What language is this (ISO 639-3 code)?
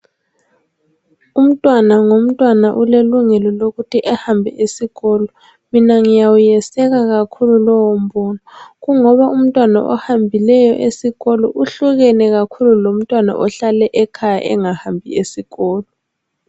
nde